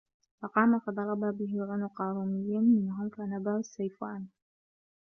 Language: Arabic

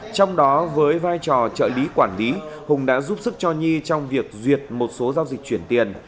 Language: Vietnamese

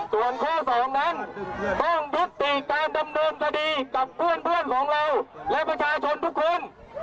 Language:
Thai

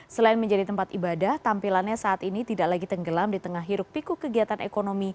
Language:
Indonesian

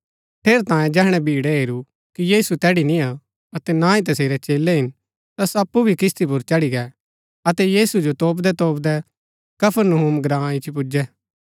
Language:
Gaddi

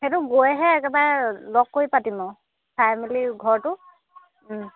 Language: Assamese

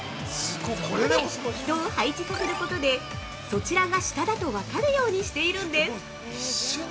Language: Japanese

